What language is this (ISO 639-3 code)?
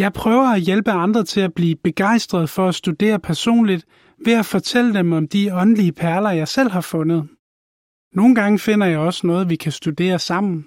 dan